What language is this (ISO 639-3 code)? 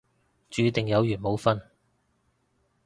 yue